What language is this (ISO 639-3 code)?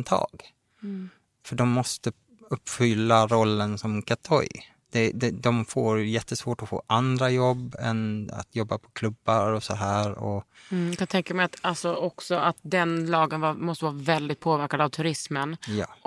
swe